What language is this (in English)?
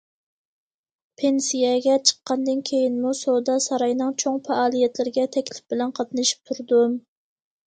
Uyghur